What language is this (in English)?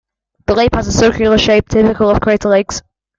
English